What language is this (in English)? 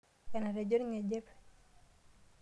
Masai